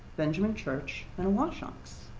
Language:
English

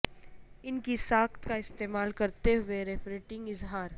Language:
Urdu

